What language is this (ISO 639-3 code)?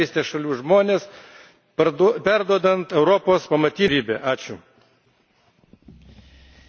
lit